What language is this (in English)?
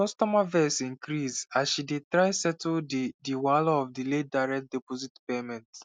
Nigerian Pidgin